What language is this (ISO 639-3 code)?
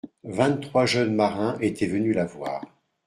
fra